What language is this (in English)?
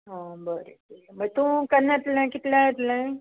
Konkani